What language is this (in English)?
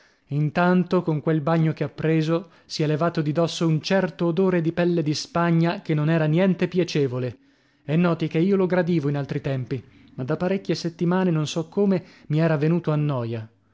Italian